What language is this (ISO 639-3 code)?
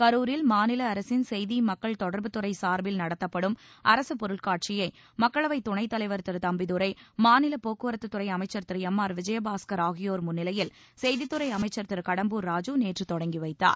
tam